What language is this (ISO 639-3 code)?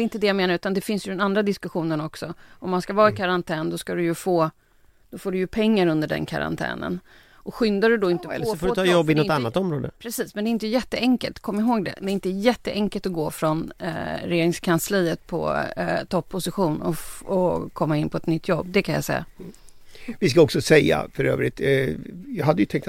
swe